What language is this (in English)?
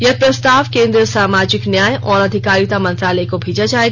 Hindi